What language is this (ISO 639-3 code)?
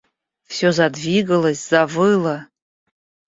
rus